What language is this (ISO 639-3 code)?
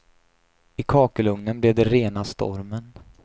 swe